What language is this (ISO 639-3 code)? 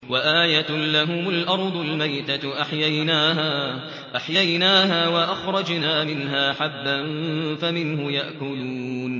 ara